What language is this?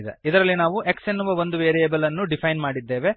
Kannada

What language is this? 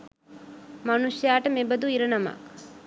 Sinhala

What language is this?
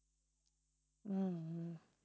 Tamil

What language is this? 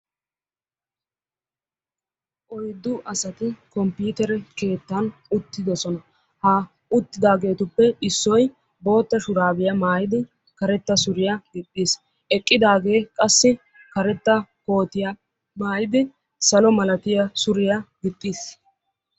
Wolaytta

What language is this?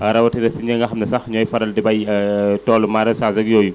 Wolof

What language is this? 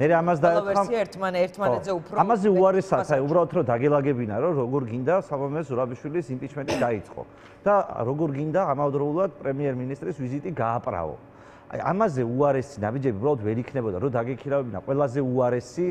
Romanian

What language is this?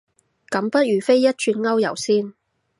Cantonese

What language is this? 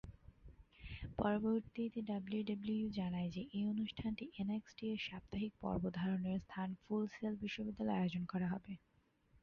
Bangla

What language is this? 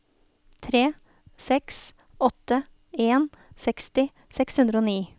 Norwegian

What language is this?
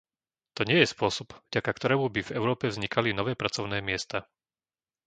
Slovak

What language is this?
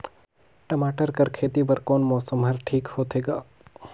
Chhattisgarhi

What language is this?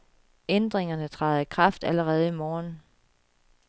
Danish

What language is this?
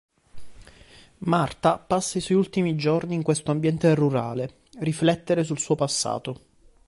Italian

